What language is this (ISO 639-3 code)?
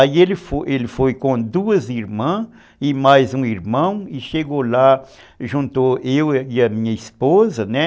por